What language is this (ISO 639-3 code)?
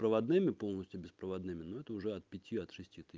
rus